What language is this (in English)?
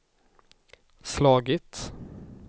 Swedish